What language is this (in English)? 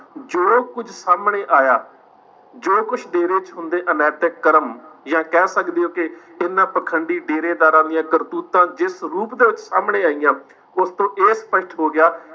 Punjabi